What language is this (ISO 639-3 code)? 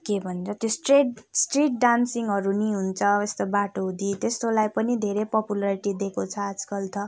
nep